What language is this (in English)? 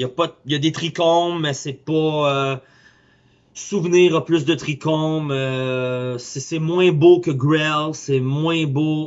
French